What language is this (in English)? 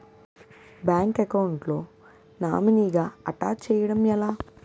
Telugu